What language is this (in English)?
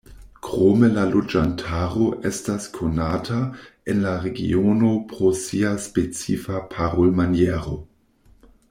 Esperanto